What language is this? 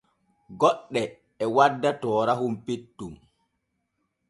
Borgu Fulfulde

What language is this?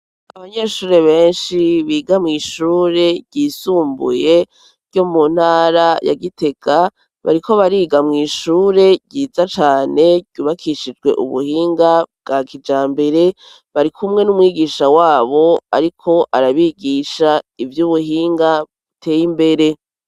Rundi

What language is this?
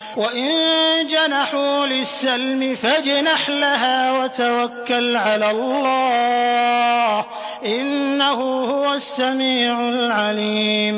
Arabic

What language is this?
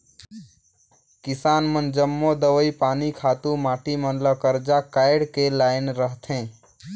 Chhattisgarhi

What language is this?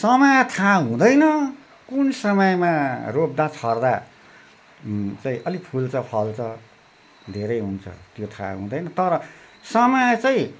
Nepali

